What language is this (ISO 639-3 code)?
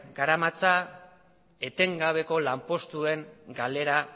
eus